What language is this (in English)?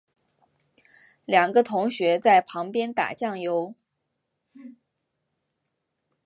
Chinese